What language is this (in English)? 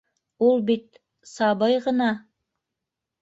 Bashkir